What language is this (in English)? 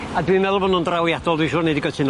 Welsh